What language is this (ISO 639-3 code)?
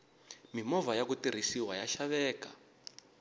tso